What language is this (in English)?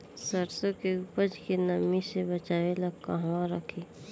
Bhojpuri